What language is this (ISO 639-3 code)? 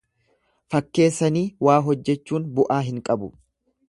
orm